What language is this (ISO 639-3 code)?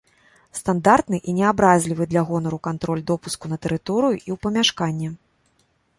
bel